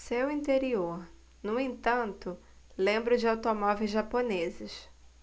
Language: Portuguese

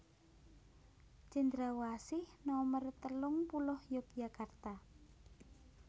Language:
Javanese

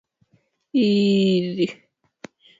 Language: Swahili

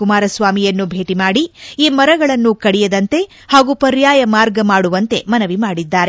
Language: Kannada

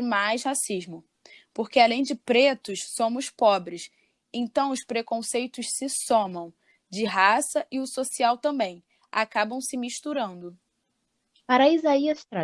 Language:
Portuguese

